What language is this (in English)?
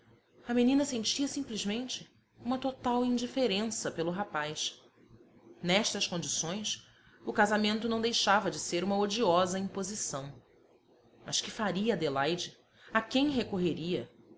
Portuguese